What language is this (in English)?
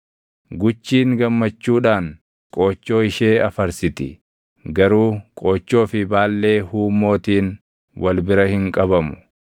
Oromo